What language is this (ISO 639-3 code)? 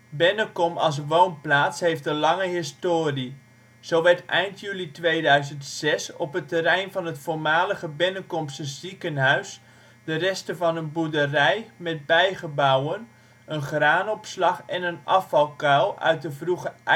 nld